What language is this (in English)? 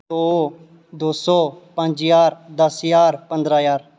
Dogri